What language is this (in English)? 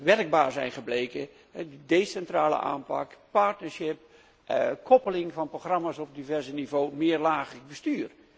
Dutch